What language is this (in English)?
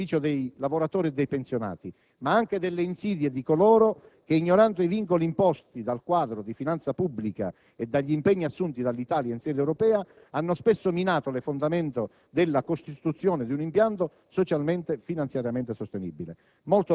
Italian